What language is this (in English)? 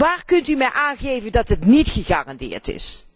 Dutch